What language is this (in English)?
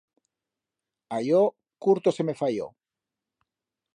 Aragonese